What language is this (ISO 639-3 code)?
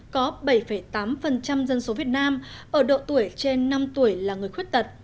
vie